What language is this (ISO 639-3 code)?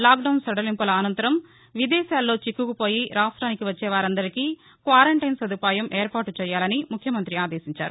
tel